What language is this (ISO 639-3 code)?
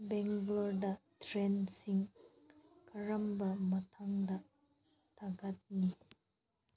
mni